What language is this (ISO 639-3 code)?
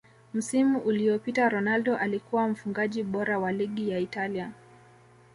swa